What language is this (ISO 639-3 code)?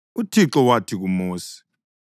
nde